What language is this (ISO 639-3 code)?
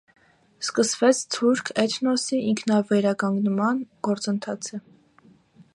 hye